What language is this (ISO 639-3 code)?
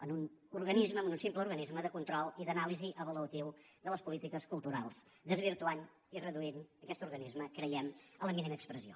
cat